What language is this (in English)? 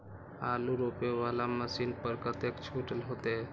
Maithili